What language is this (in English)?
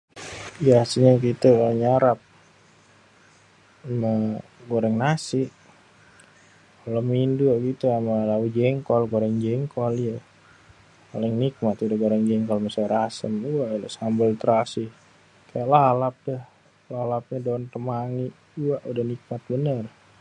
Betawi